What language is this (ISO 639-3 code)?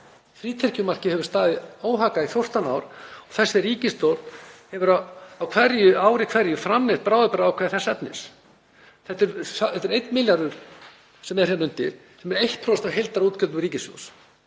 isl